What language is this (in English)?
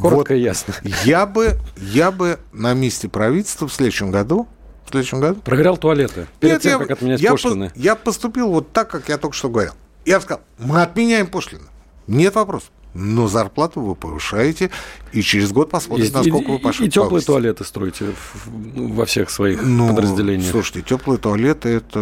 Russian